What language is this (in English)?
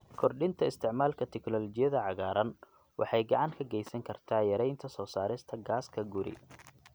Somali